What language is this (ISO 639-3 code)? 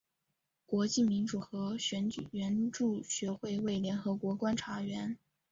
zho